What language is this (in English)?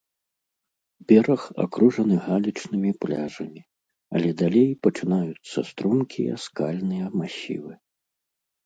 Belarusian